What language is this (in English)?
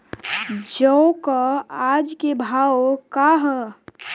Bhojpuri